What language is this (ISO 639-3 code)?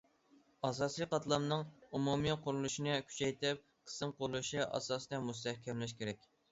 uig